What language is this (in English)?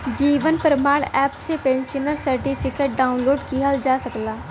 Bhojpuri